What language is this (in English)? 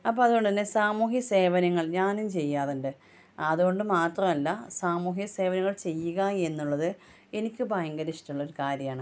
Malayalam